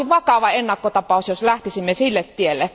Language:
Finnish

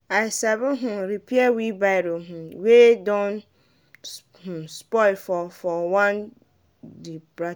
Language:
Nigerian Pidgin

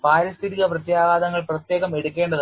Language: Malayalam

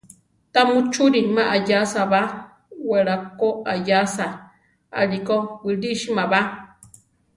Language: Central Tarahumara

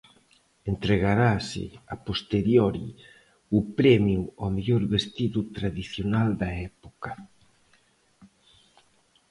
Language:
Galician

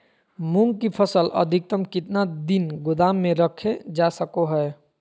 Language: Magahi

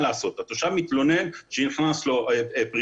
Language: Hebrew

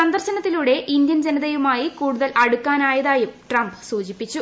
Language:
Malayalam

